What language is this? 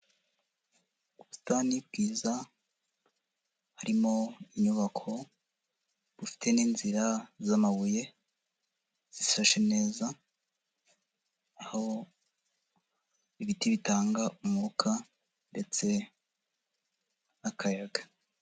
Kinyarwanda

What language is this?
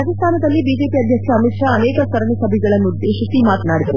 Kannada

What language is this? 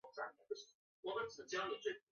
Chinese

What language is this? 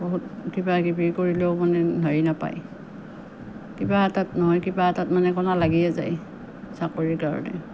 Assamese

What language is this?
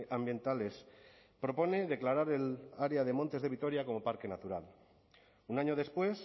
Spanish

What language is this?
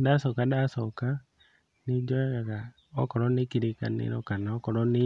Kikuyu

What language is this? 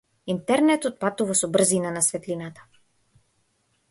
Macedonian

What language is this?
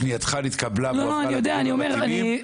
Hebrew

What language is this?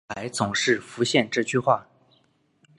Chinese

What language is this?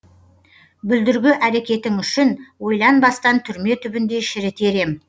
Kazakh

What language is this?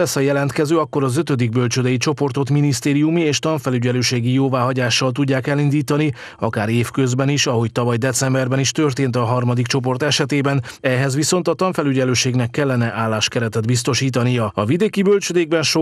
Hungarian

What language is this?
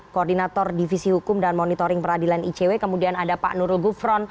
Indonesian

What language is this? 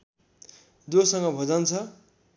Nepali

